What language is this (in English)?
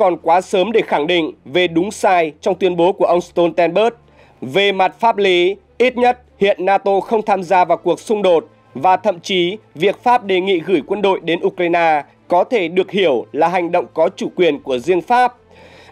Vietnamese